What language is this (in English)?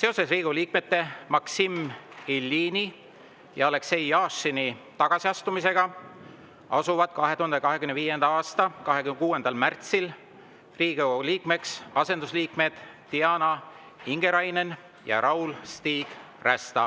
Estonian